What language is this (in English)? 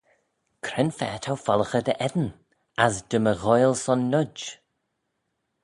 Manx